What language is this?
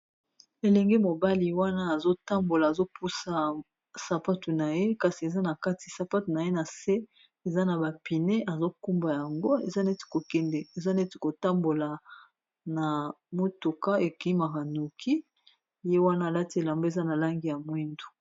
Lingala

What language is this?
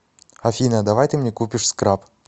Russian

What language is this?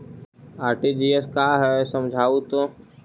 Magahi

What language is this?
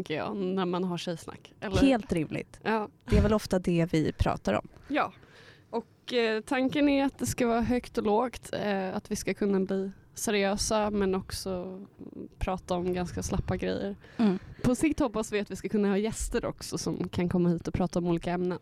Swedish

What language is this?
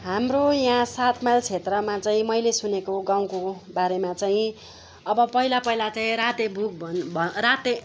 Nepali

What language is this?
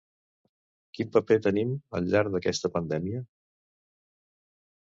Catalan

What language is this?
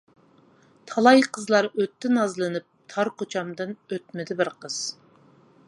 Uyghur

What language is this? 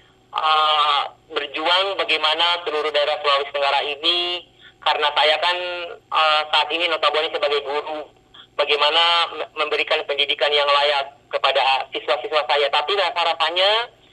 Indonesian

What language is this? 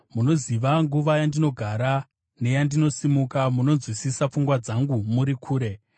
Shona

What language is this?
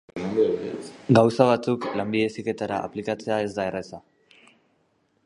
Basque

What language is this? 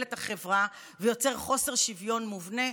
Hebrew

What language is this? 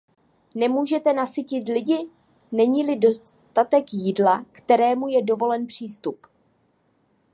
Czech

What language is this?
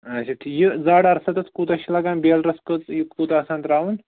Kashmiri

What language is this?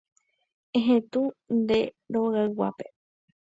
Guarani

